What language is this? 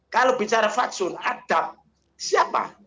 Indonesian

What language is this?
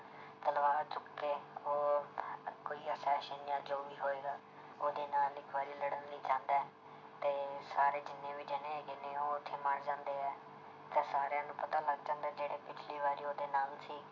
Punjabi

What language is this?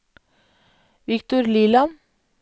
Norwegian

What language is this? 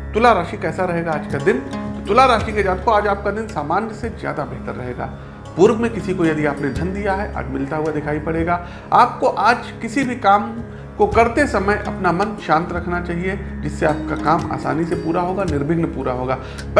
Hindi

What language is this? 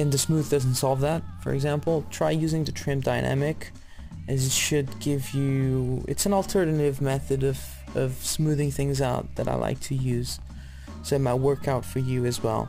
English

